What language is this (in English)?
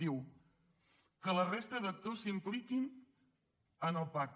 Catalan